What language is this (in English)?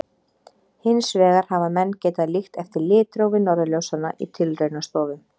Icelandic